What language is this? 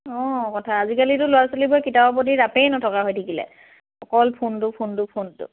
Assamese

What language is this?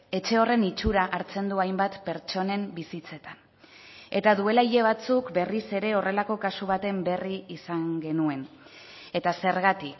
Basque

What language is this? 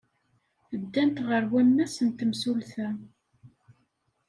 Kabyle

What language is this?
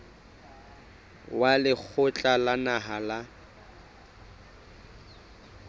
Southern Sotho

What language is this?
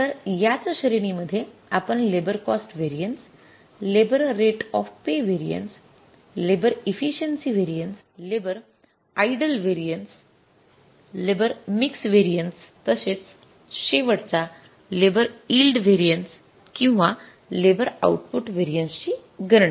Marathi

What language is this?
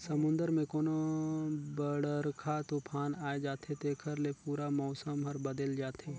Chhattisgarhi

